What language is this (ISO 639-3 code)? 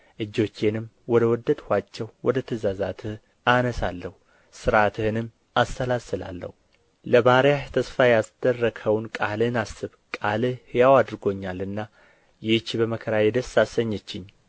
amh